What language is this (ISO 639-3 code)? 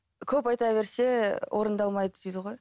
kaz